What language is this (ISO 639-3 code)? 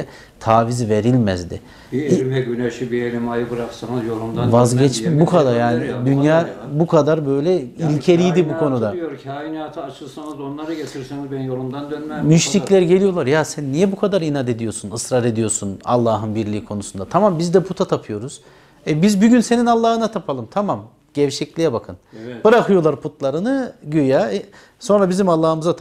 tur